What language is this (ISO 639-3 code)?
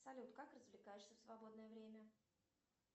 rus